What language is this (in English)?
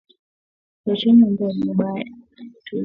Swahili